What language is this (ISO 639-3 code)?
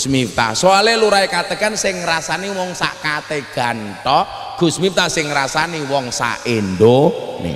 ind